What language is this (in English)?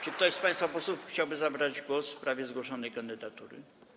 Polish